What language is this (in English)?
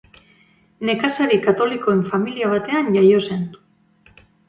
Basque